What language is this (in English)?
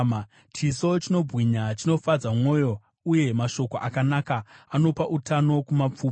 Shona